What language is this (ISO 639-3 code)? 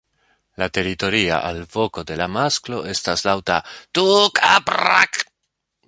epo